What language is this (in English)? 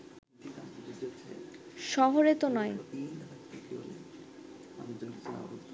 Bangla